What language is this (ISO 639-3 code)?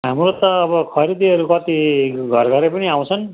nep